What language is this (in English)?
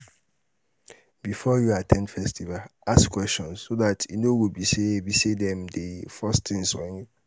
Nigerian Pidgin